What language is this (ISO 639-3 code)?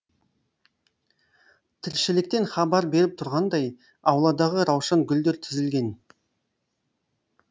kaz